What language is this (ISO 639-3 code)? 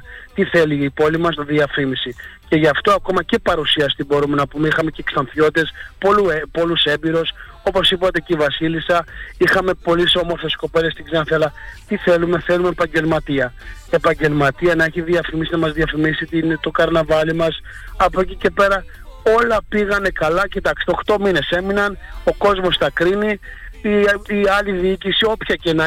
ell